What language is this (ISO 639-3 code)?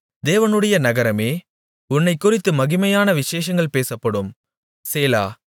tam